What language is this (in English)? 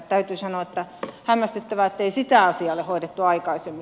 Finnish